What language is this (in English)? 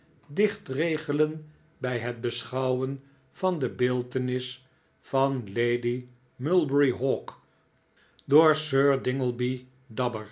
Dutch